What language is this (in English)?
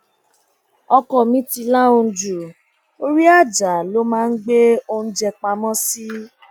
Yoruba